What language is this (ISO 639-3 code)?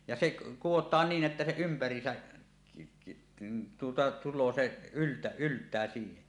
fin